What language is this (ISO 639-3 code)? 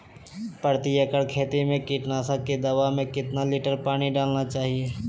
mag